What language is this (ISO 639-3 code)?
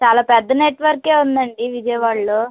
tel